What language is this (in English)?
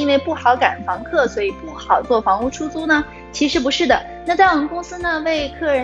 Chinese